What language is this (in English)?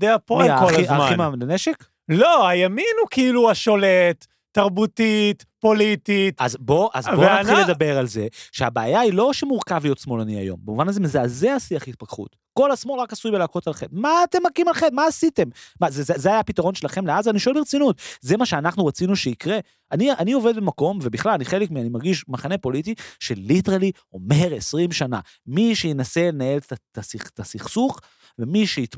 Hebrew